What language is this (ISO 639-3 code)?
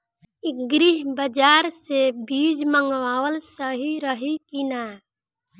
bho